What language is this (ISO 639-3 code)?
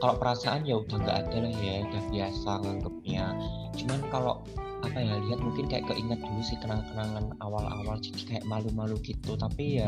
ind